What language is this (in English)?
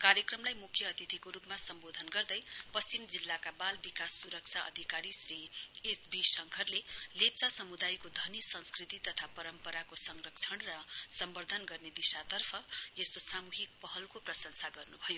Nepali